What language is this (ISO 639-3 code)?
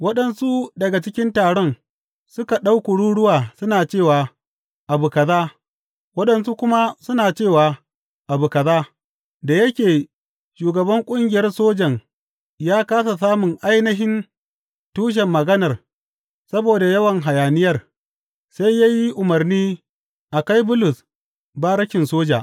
hau